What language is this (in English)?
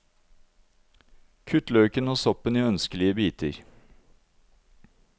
Norwegian